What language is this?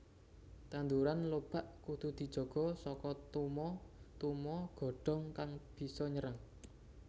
Javanese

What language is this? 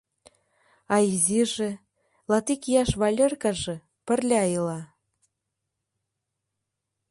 Mari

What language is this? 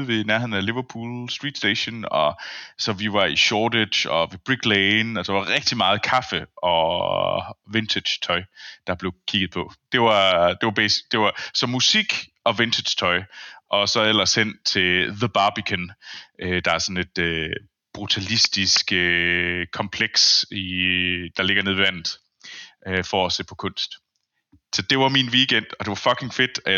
Danish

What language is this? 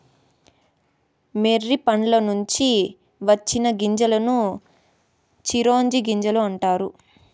Telugu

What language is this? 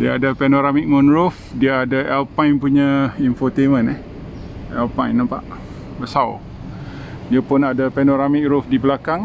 Malay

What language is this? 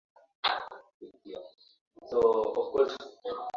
Swahili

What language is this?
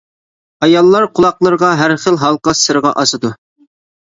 Uyghur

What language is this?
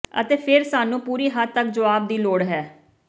Punjabi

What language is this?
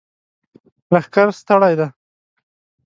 Pashto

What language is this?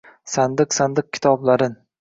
Uzbek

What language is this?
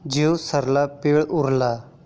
Marathi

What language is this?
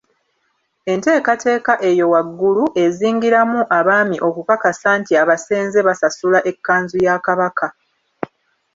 Ganda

